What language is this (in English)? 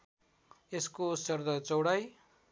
Nepali